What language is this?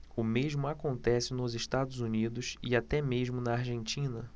Portuguese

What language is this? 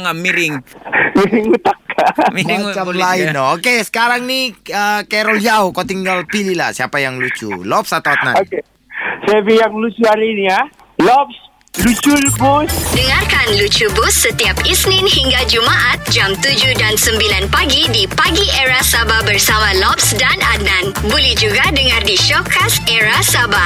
Malay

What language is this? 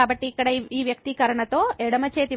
Telugu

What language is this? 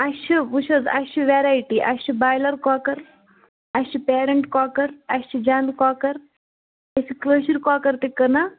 Kashmiri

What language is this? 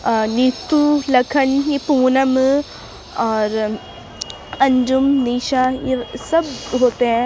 Urdu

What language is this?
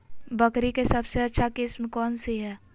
Magahi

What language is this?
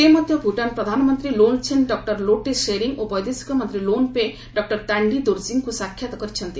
Odia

